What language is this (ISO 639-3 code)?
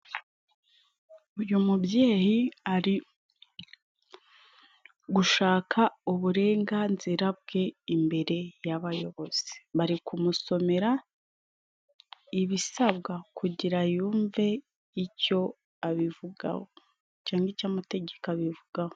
kin